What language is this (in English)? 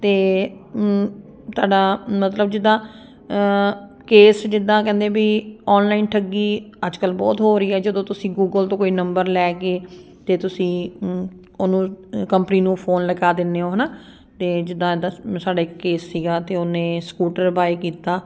Punjabi